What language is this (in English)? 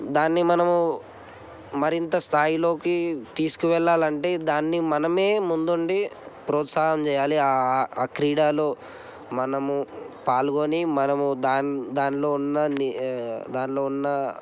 Telugu